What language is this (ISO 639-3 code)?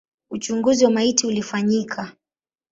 swa